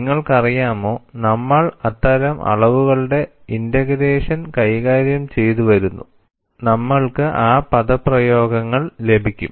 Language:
Malayalam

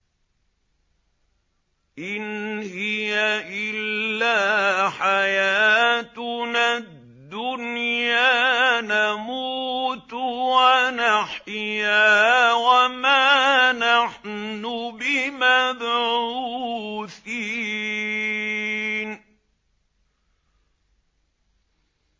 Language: Arabic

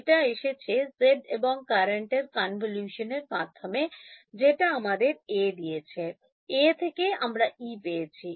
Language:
Bangla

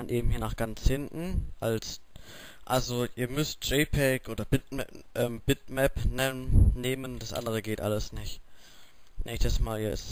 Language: German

